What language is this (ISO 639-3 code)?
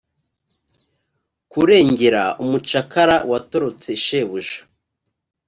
kin